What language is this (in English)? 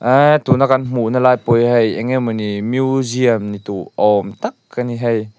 Mizo